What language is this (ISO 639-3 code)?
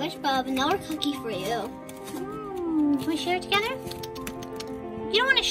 eng